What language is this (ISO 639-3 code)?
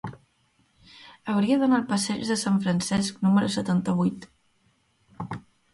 cat